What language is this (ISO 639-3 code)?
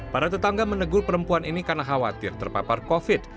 ind